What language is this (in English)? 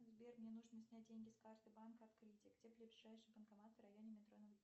Russian